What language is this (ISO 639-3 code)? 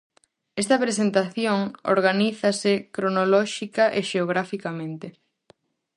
glg